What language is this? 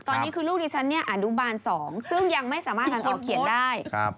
Thai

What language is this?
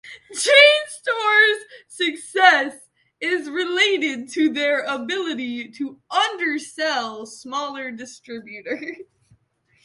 English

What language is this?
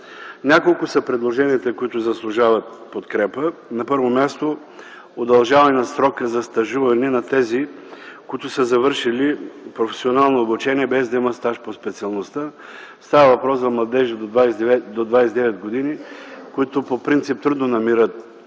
Bulgarian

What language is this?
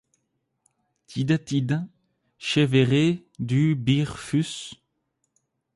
French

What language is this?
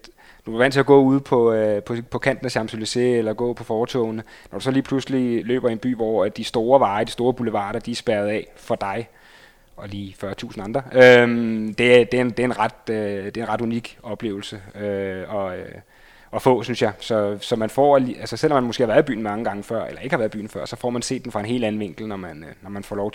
Danish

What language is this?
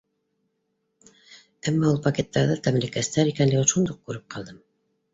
Bashkir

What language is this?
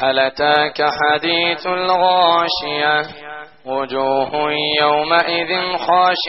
Arabic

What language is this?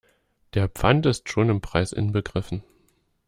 German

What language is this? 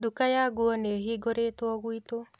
Kikuyu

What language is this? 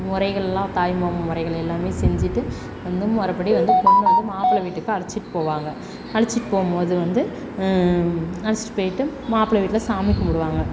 Tamil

